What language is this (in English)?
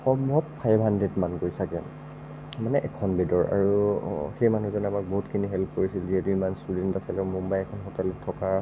Assamese